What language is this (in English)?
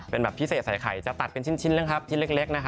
Thai